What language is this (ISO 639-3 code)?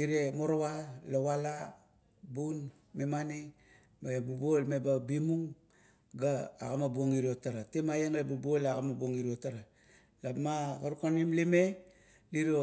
kto